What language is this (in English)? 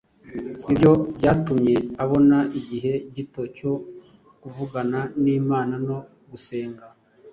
Kinyarwanda